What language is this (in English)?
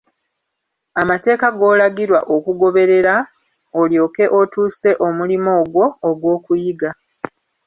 Ganda